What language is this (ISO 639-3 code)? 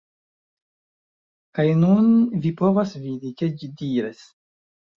epo